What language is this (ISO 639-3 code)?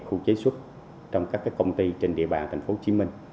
vie